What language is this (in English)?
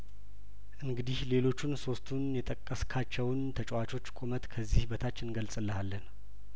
Amharic